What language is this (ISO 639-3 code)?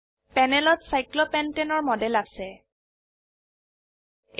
asm